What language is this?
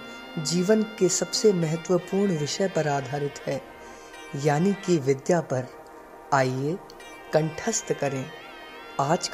Hindi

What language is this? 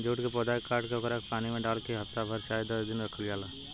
Bhojpuri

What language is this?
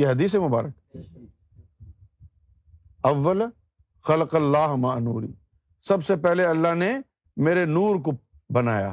Urdu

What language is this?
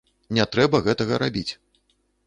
Belarusian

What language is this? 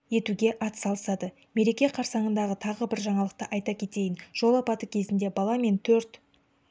Kazakh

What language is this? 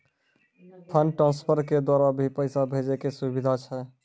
Maithili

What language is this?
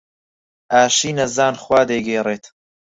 Central Kurdish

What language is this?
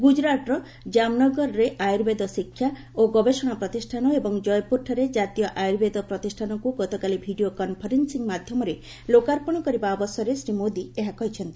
Odia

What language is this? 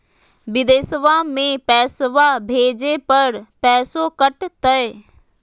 Magahi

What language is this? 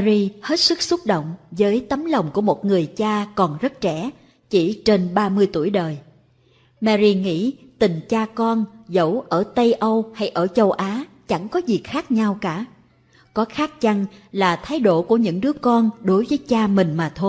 Vietnamese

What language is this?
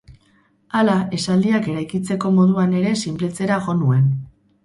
Basque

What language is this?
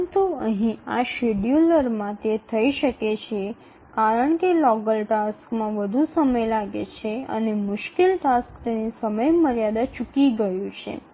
Gujarati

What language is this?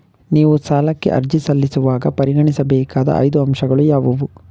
Kannada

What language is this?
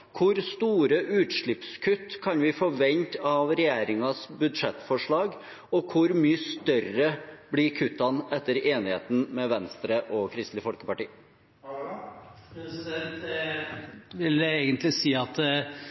Norwegian Bokmål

